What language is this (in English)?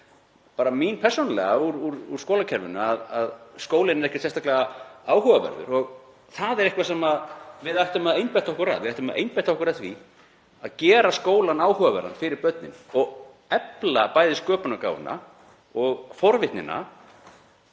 Icelandic